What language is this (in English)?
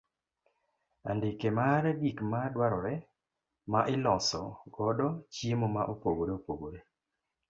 Luo (Kenya and Tanzania)